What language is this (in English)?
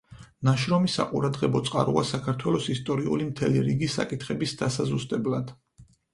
Georgian